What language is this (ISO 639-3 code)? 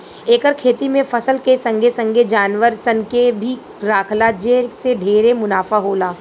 bho